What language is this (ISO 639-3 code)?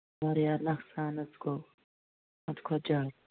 kas